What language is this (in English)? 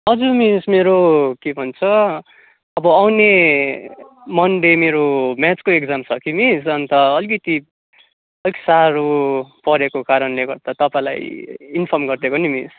Nepali